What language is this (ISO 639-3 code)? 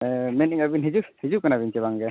sat